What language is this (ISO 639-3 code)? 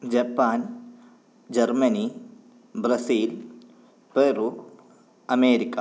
san